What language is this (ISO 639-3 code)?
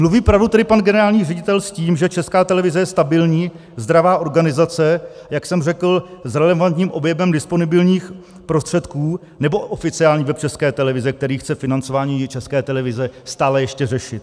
ces